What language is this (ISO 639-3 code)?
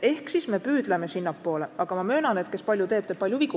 est